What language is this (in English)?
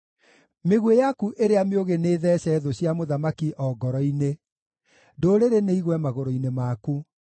Kikuyu